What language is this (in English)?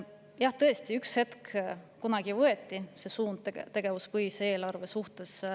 Estonian